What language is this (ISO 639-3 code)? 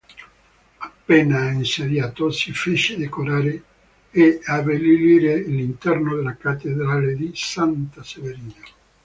ita